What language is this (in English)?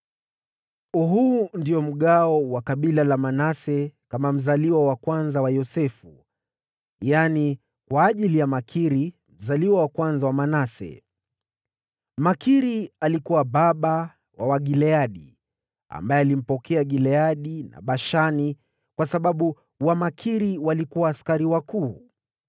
Swahili